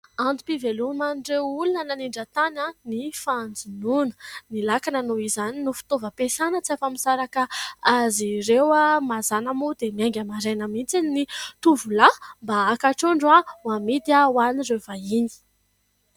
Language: Malagasy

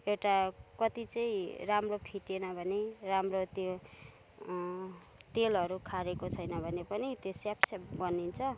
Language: Nepali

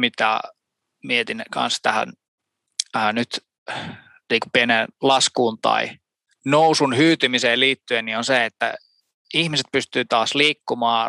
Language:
Finnish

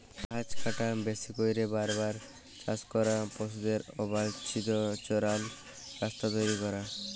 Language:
Bangla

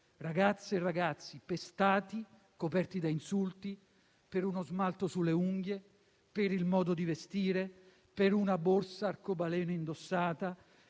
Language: Italian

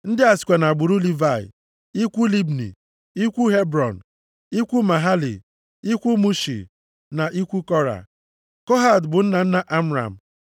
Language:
Igbo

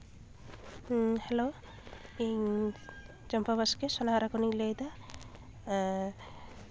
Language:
Santali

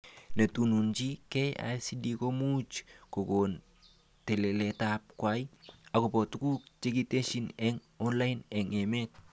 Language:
Kalenjin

